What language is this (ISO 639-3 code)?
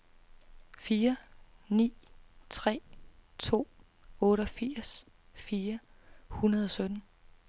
dan